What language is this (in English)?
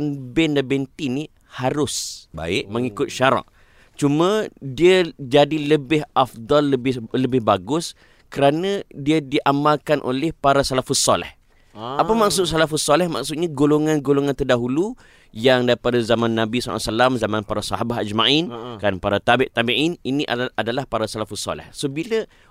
Malay